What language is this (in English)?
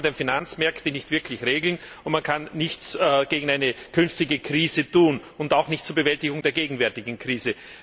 German